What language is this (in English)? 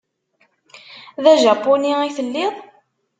Kabyle